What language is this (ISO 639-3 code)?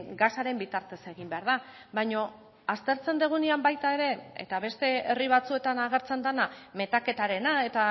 eus